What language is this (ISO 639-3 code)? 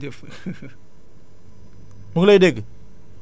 wol